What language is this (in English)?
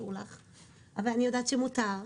Hebrew